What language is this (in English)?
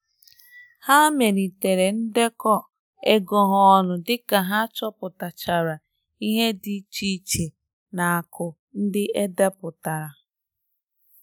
Igbo